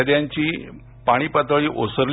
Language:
Marathi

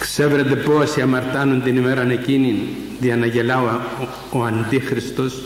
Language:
Greek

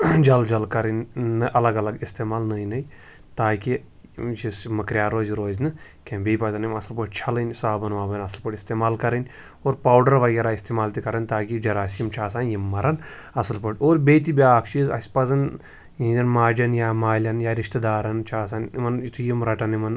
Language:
Kashmiri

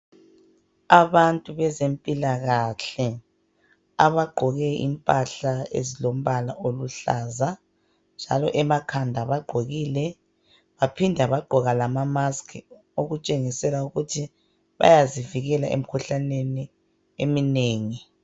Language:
North Ndebele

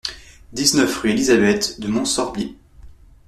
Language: French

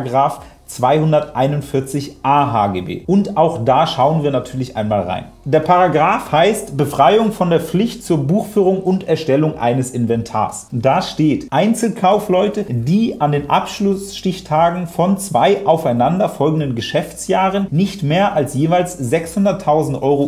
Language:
German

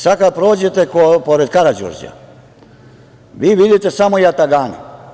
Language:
Serbian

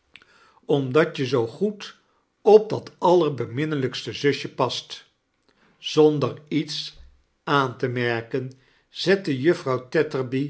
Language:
Dutch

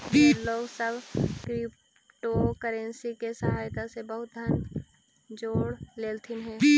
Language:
Magahi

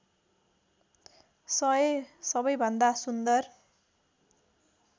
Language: Nepali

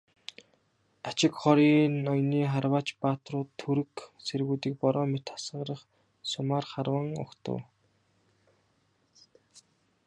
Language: Mongolian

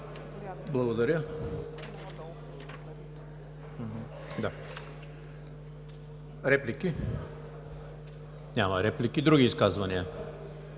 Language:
Bulgarian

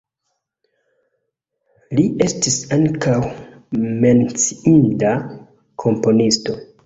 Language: Esperanto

